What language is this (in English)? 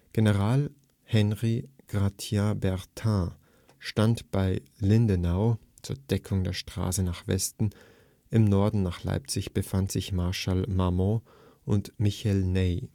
German